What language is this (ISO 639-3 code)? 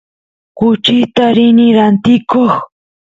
qus